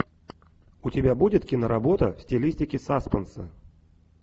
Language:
Russian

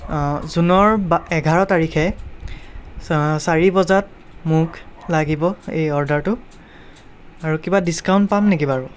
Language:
Assamese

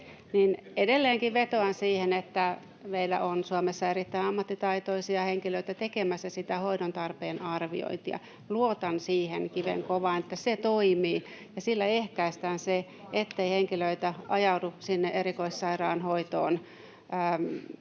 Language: Finnish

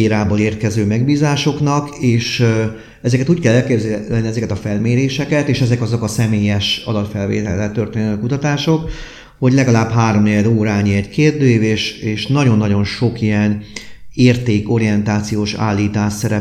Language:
Hungarian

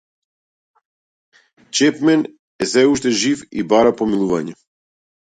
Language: Macedonian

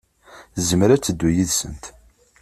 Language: Kabyle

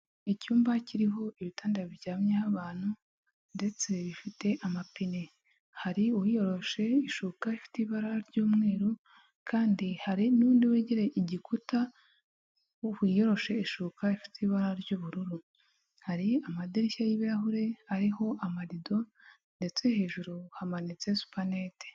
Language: Kinyarwanda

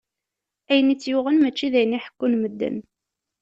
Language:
Kabyle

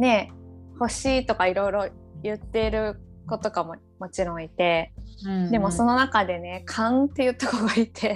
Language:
Japanese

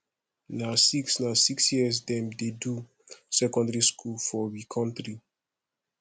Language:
Nigerian Pidgin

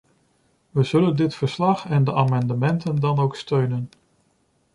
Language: Dutch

